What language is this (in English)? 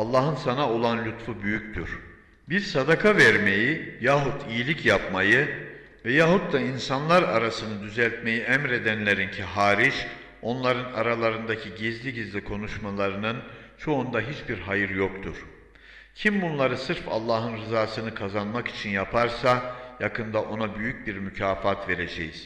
Turkish